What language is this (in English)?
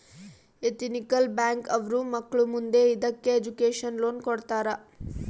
Kannada